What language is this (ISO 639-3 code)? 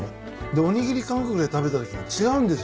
jpn